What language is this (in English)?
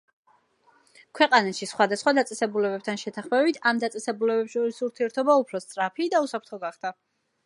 Georgian